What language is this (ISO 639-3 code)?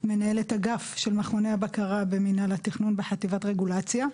heb